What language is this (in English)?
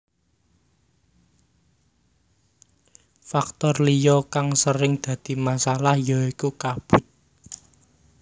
Javanese